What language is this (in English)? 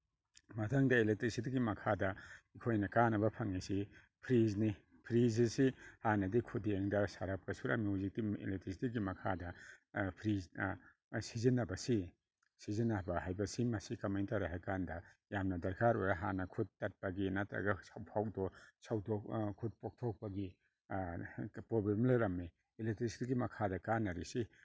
Manipuri